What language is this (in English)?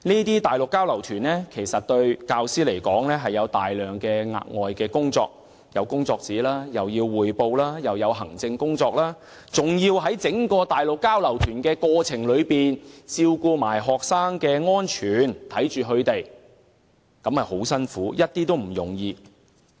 Cantonese